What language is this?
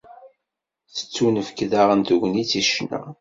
Kabyle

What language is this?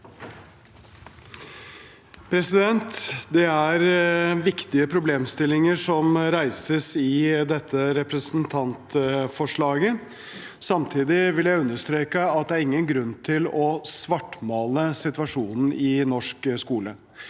Norwegian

